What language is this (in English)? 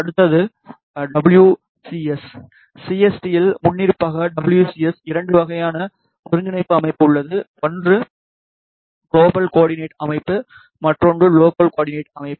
Tamil